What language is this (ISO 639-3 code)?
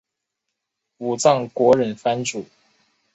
zho